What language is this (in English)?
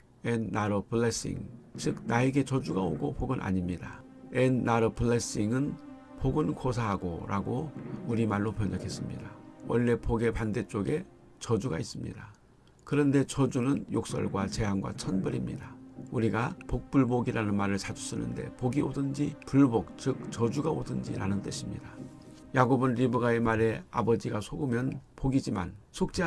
Korean